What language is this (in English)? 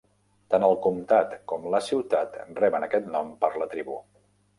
Catalan